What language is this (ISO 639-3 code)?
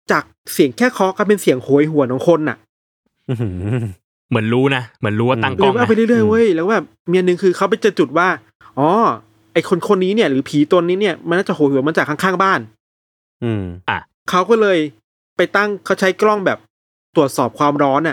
tha